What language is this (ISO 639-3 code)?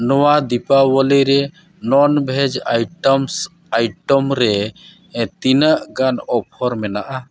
sat